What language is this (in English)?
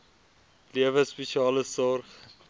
Afrikaans